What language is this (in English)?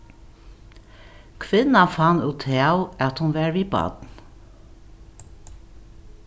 Faroese